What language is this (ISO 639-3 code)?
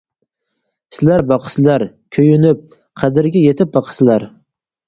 uig